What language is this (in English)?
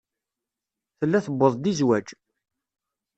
Kabyle